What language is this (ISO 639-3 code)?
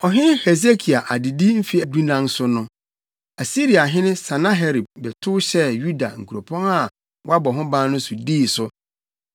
aka